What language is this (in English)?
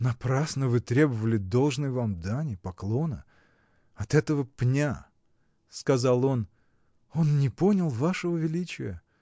Russian